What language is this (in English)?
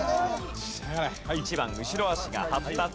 Japanese